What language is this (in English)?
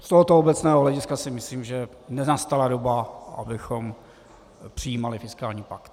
Czech